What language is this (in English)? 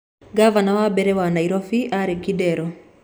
Kikuyu